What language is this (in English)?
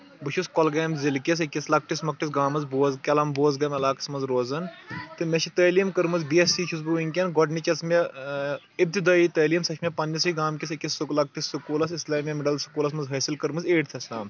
Kashmiri